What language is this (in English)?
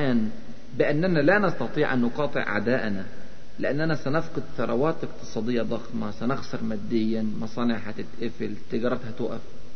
Arabic